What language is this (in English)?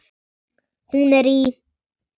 Icelandic